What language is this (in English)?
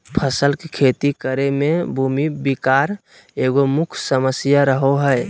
Magahi